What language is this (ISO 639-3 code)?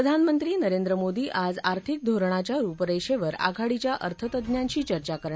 mar